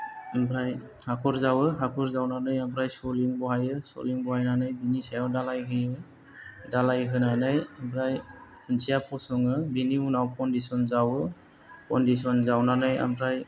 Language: Bodo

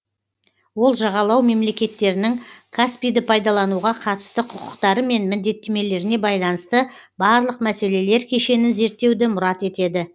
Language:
Kazakh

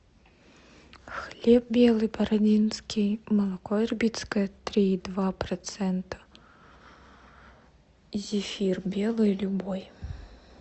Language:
Russian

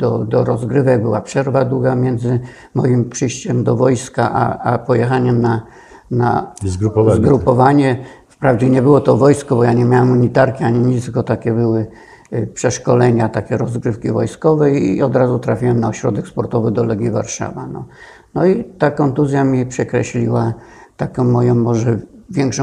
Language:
Polish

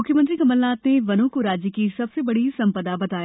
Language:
Hindi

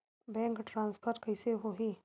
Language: Chhattisgarhi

